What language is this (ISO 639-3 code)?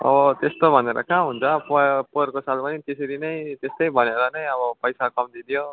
nep